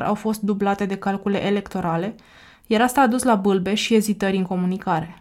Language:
Romanian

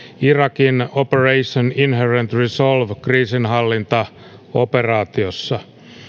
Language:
Finnish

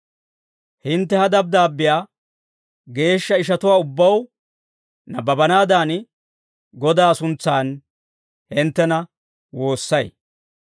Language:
Dawro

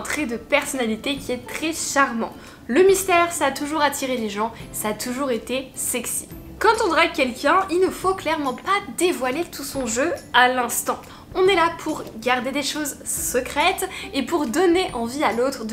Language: French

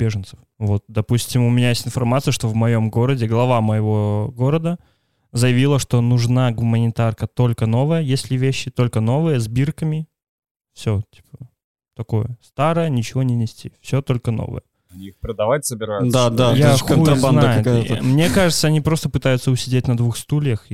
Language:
Russian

